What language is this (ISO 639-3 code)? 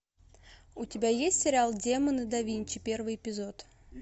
rus